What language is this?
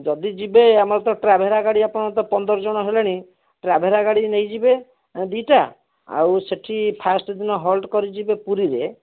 Odia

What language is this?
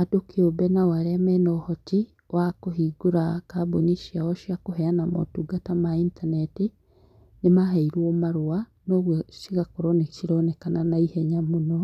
Kikuyu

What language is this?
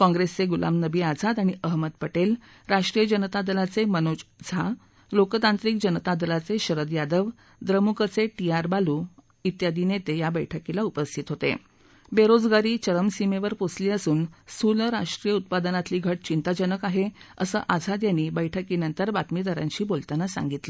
Marathi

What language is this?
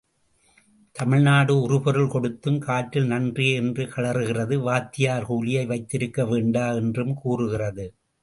Tamil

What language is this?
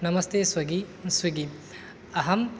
Sanskrit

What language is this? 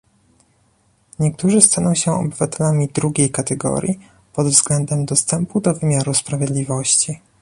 Polish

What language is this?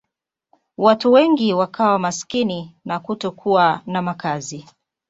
Swahili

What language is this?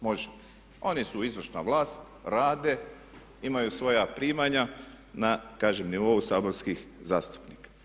Croatian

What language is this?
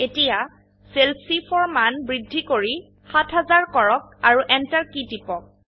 Assamese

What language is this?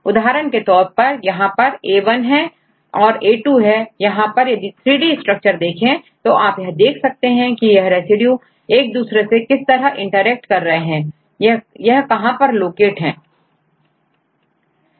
Hindi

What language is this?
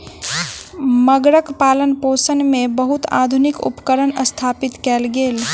Maithili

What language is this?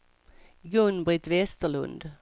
Swedish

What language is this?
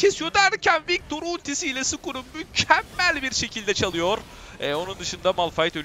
Turkish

